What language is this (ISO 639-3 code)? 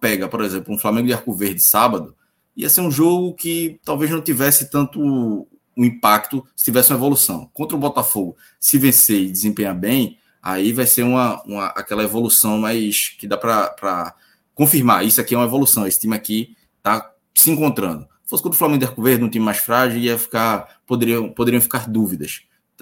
por